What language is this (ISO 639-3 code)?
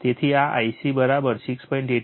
guj